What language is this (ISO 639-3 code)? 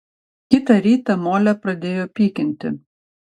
lit